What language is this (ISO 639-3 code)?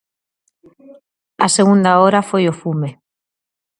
glg